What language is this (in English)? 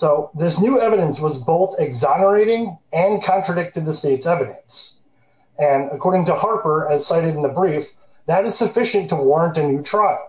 English